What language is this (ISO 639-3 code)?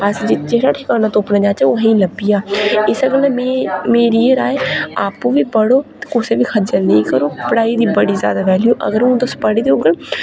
doi